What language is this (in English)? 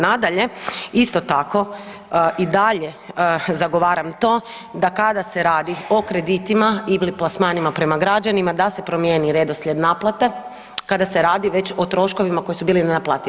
Croatian